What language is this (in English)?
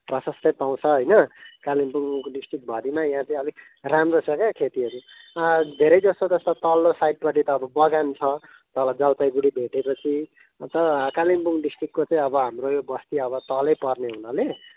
Nepali